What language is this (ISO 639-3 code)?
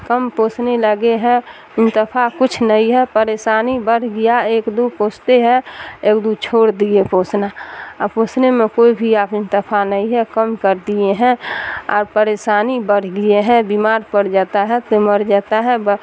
urd